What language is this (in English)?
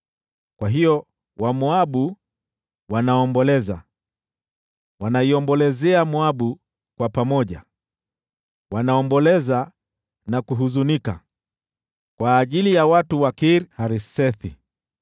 Swahili